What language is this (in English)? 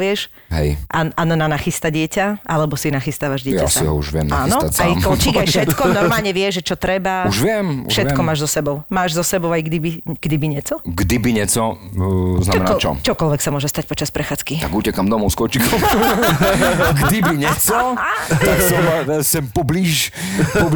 Slovak